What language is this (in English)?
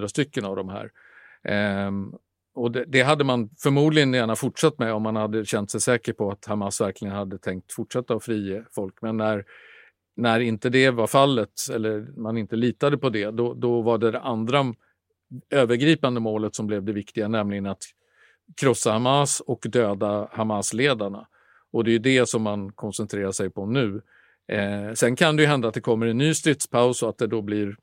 Swedish